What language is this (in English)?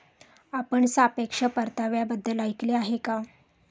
Marathi